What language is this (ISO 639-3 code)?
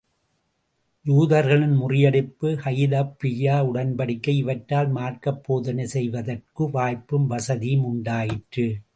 tam